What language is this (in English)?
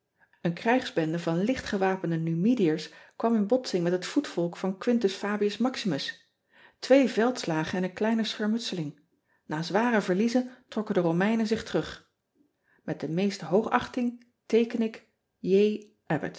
Dutch